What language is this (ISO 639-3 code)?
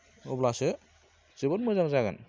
brx